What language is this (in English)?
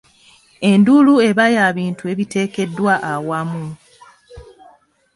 Ganda